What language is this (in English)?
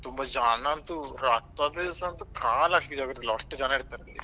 Kannada